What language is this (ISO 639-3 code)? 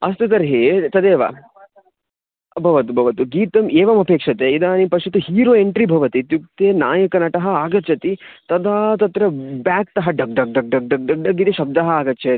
san